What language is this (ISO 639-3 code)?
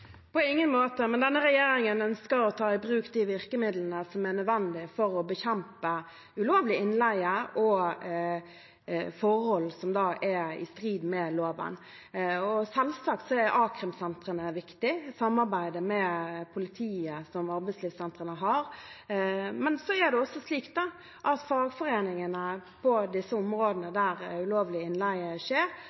nob